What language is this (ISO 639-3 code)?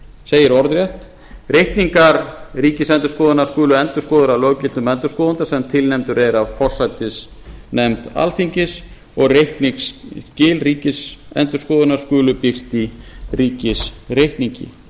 isl